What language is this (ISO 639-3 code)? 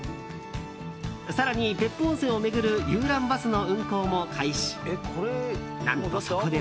jpn